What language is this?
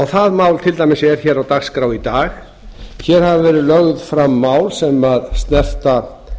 Icelandic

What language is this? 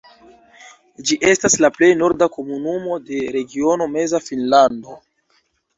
Esperanto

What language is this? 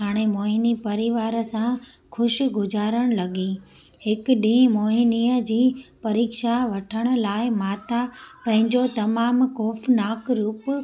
Sindhi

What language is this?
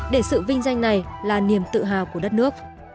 Vietnamese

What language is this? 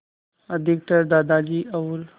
Hindi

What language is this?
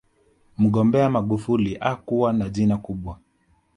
Swahili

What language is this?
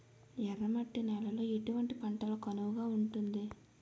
Telugu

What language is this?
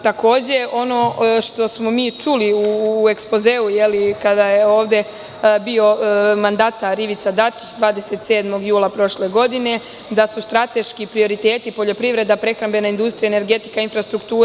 Serbian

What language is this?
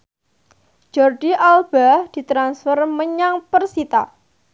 Javanese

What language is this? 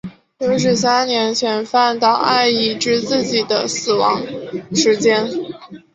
Chinese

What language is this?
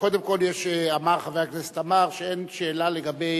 Hebrew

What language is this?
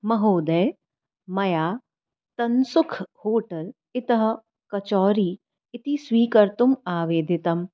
Sanskrit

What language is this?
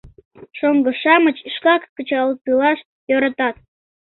Mari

